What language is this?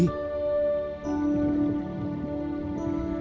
Vietnamese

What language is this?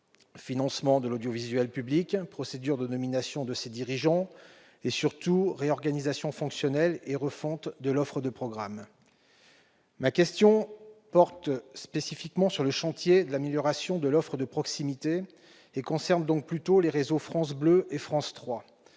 French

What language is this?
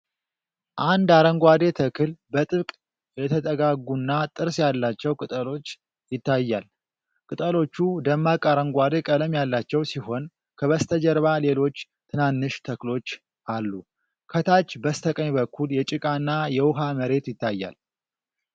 Amharic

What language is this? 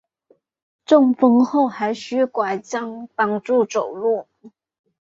Chinese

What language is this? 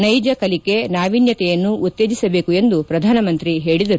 Kannada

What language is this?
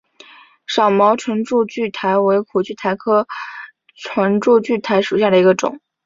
Chinese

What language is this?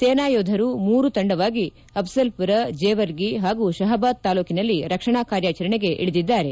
Kannada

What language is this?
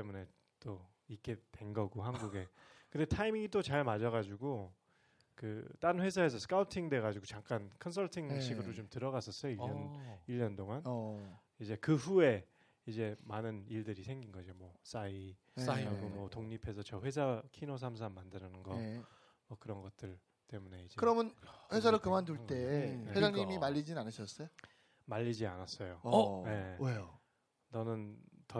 Korean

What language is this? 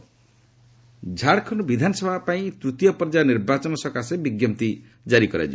Odia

